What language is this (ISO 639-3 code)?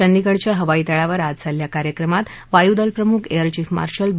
mar